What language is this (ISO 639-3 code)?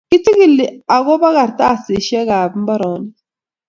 kln